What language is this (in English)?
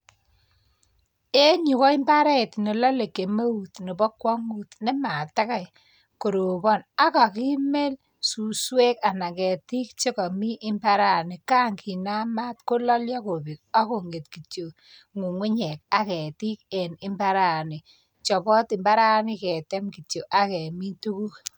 Kalenjin